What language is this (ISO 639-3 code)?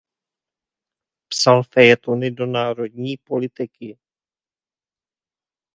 ces